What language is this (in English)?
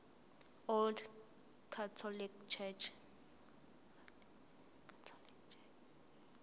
Zulu